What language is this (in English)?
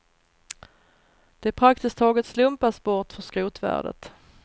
Swedish